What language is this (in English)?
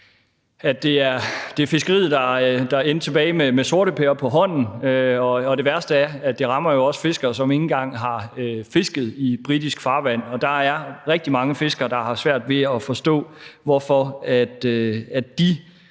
Danish